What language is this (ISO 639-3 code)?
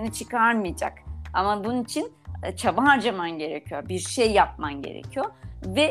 tur